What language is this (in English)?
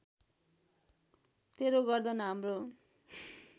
Nepali